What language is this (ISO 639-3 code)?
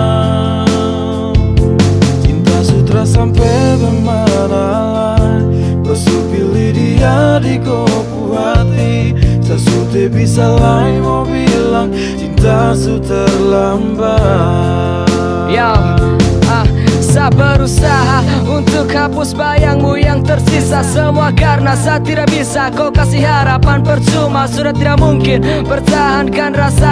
ind